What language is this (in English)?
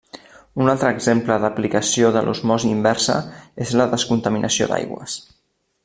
Catalan